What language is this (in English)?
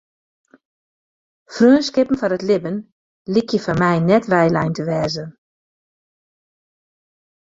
Western Frisian